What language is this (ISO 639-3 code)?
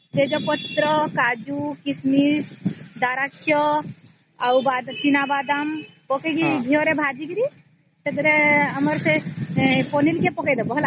ori